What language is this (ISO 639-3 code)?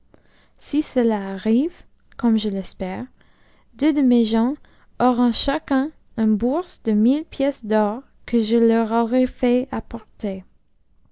fra